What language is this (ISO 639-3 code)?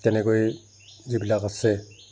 asm